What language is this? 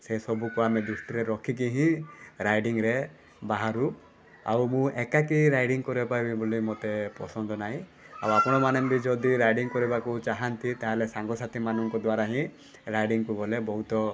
Odia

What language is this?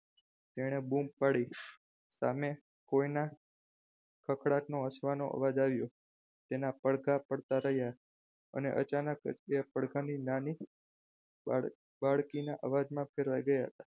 Gujarati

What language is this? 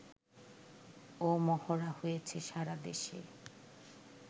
Bangla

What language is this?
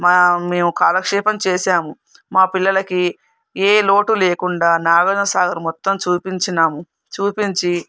Telugu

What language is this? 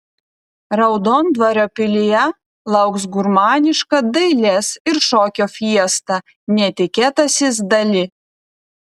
Lithuanian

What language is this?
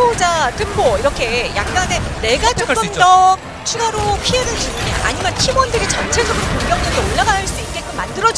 Korean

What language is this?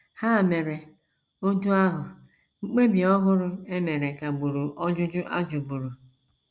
Igbo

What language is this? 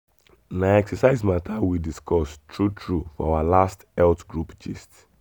Nigerian Pidgin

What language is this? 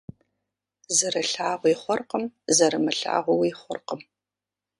Kabardian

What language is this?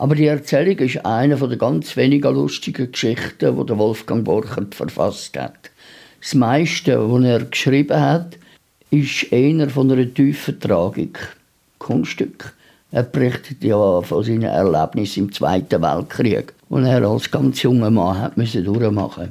German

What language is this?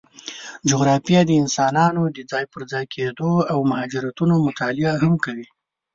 Pashto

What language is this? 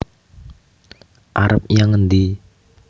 Javanese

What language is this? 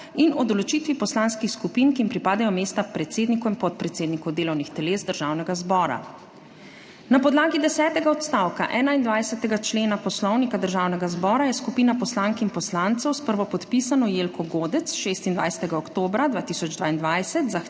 Slovenian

